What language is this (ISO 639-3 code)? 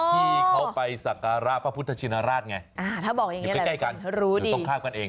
tha